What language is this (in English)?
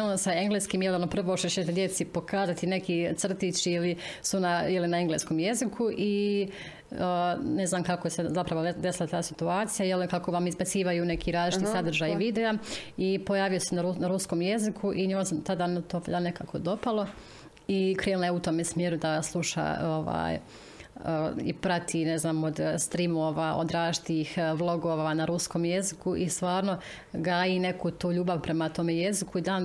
Croatian